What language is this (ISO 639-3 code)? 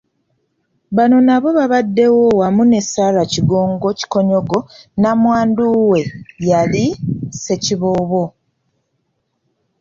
lug